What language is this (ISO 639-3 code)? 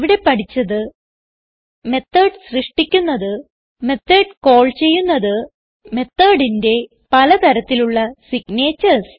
mal